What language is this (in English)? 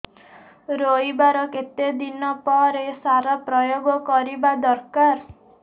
Odia